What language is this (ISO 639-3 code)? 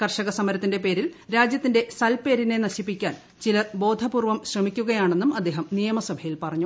mal